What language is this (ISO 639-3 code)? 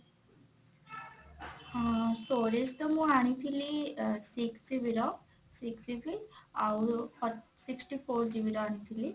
ori